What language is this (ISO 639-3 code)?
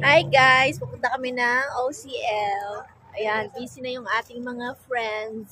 fil